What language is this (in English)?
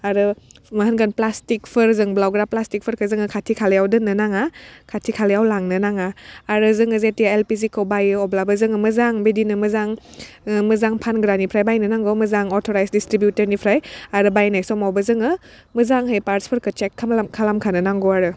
Bodo